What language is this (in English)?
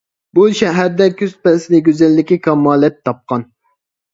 Uyghur